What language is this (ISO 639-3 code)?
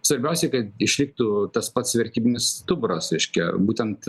lit